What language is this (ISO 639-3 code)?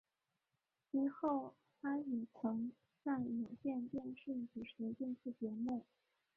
zho